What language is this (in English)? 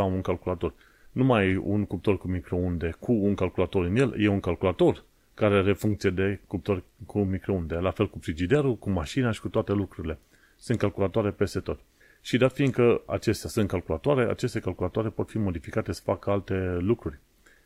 Romanian